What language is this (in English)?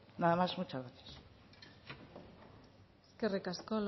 Basque